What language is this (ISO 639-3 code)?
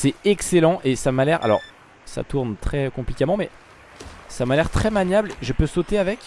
fra